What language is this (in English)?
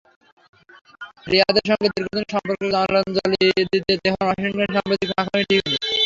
Bangla